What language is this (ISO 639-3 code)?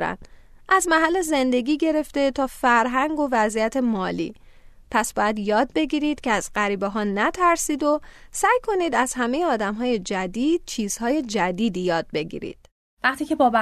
fas